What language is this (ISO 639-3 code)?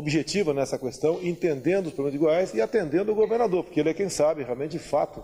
por